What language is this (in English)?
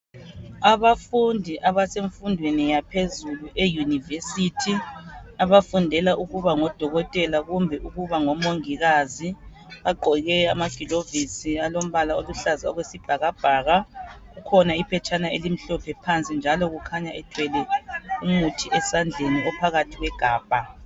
North Ndebele